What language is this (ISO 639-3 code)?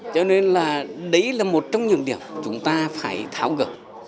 vie